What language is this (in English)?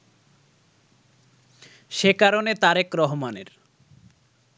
Bangla